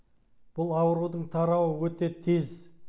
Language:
Kazakh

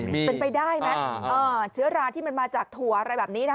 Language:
Thai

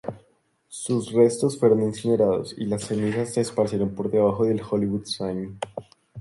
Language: Spanish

